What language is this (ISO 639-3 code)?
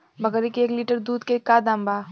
bho